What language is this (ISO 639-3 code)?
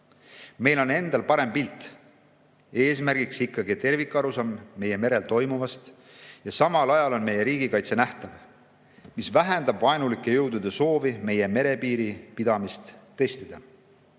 est